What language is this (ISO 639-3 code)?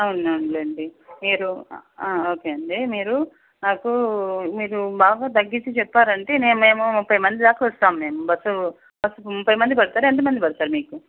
tel